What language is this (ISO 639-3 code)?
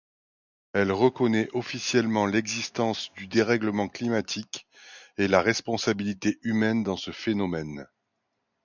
fra